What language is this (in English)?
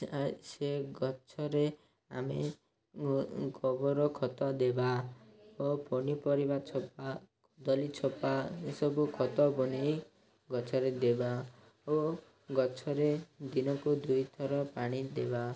Odia